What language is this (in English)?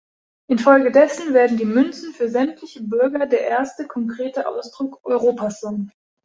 German